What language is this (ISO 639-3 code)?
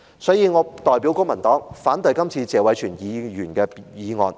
yue